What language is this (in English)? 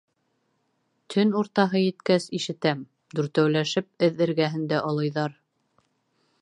Bashkir